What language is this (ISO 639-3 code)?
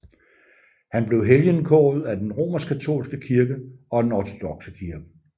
dan